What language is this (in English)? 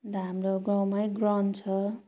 Nepali